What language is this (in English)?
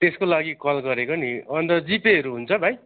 Nepali